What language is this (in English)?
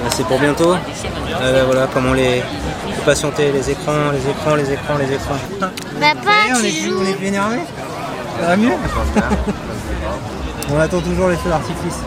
French